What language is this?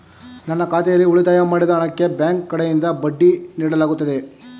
Kannada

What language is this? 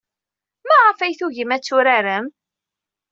Kabyle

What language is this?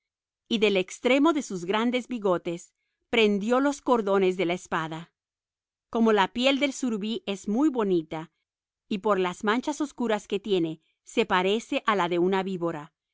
Spanish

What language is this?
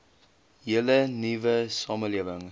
Afrikaans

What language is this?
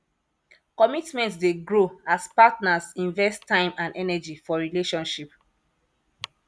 Nigerian Pidgin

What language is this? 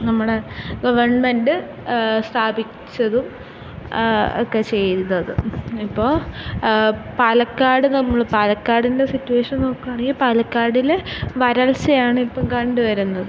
Malayalam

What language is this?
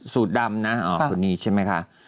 Thai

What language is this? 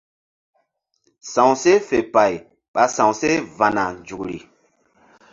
Mbum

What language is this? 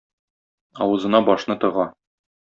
Tatar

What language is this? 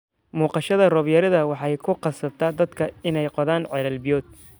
Somali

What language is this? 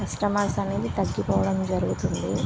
Telugu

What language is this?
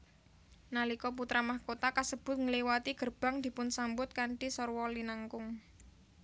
Javanese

